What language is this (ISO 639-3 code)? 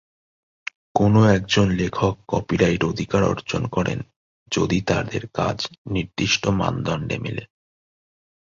ben